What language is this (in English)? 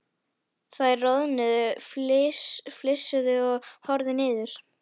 Icelandic